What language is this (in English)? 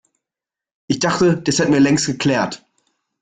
German